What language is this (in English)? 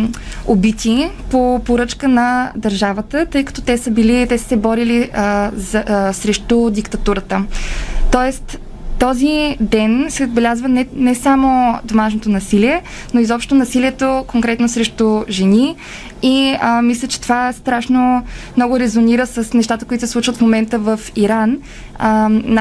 Bulgarian